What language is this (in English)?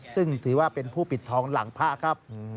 Thai